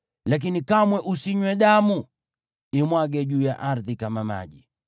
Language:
Swahili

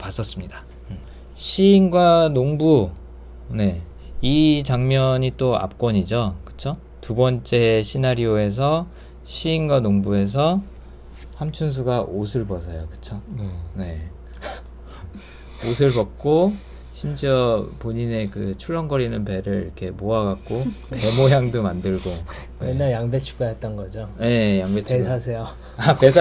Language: Korean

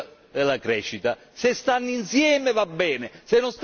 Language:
Italian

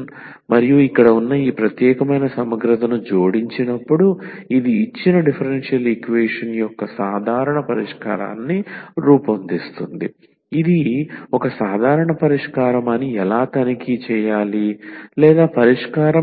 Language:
Telugu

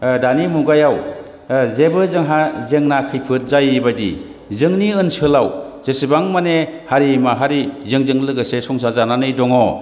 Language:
Bodo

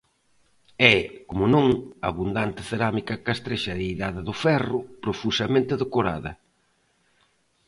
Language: Galician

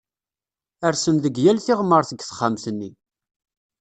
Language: Kabyle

